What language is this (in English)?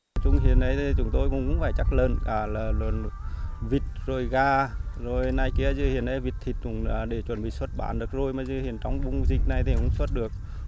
Vietnamese